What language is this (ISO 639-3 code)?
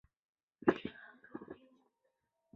zho